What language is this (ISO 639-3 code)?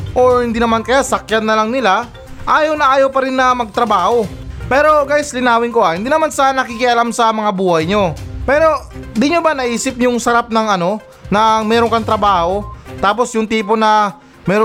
fil